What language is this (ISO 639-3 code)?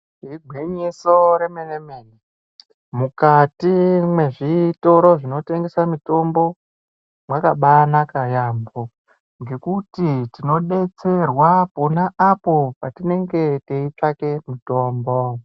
ndc